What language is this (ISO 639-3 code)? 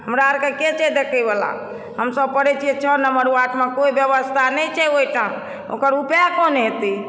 mai